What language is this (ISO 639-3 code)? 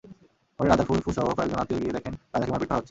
ben